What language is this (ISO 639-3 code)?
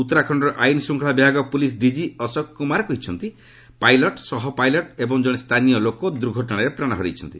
ori